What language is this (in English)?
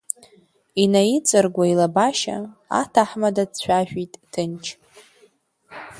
Abkhazian